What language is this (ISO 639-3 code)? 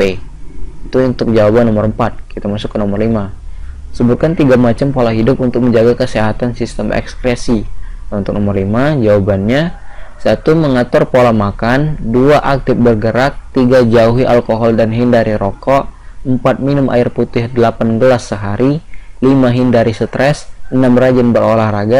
ind